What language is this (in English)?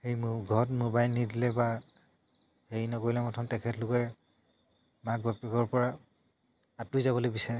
Assamese